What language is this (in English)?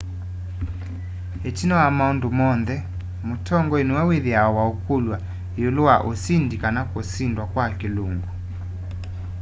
Kamba